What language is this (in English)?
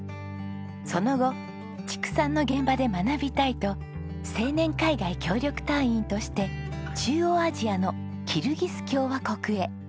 Japanese